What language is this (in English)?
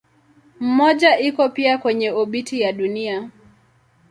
Swahili